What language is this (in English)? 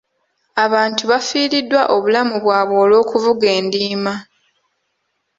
Ganda